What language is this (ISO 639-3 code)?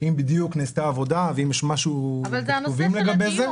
heb